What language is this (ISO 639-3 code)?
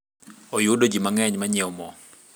luo